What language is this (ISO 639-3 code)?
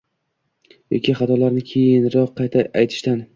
uzb